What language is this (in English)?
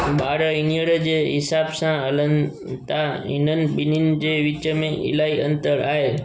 Sindhi